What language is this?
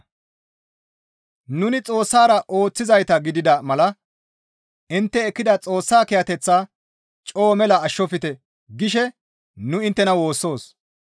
Gamo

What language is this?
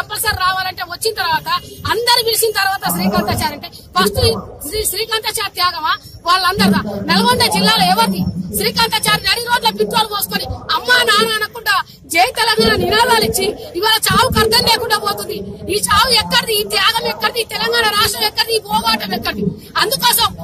Telugu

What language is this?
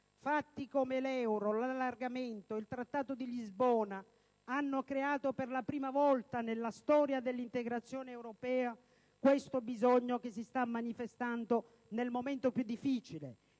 Italian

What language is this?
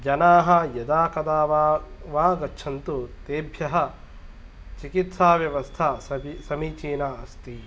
Sanskrit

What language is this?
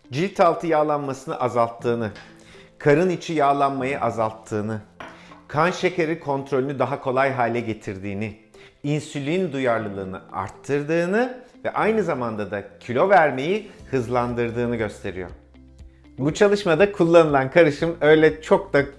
Turkish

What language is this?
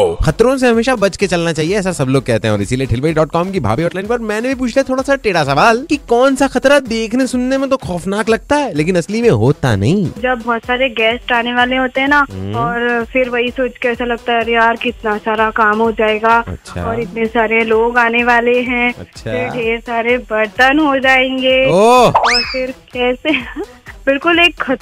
Hindi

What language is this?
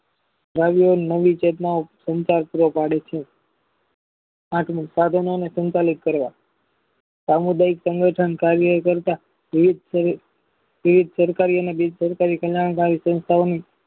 Gujarati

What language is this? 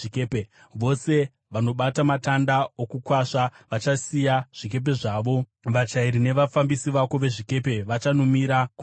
Shona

